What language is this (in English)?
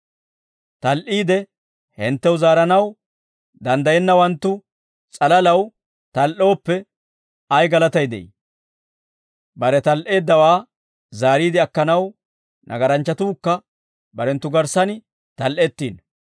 Dawro